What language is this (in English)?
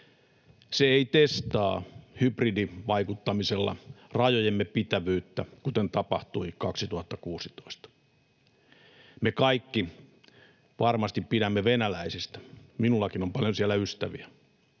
Finnish